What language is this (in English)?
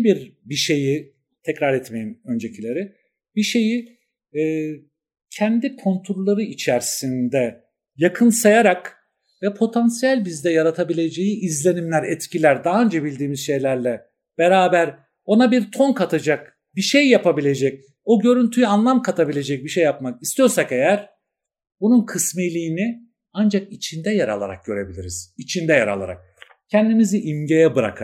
Turkish